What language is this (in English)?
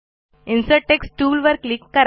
Marathi